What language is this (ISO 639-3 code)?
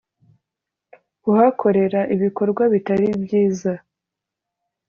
kin